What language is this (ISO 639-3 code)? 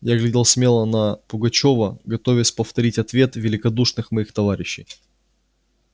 rus